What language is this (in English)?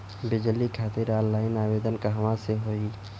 Bhojpuri